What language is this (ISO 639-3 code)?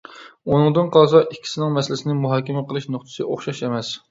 uig